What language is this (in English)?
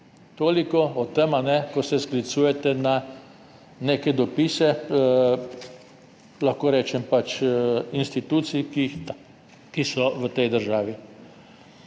Slovenian